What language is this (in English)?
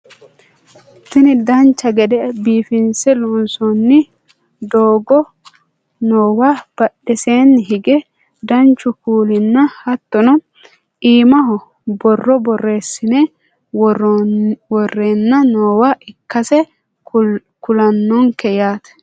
Sidamo